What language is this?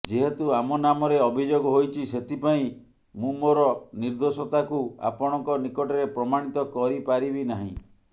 Odia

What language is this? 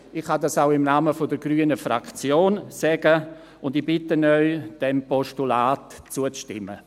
Swiss German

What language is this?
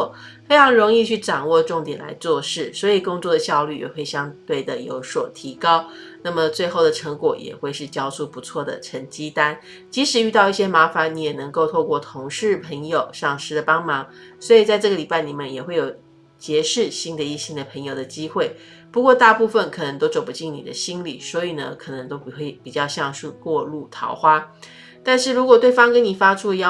Chinese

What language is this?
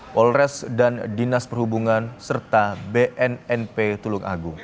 Indonesian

